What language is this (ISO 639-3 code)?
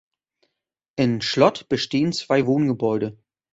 deu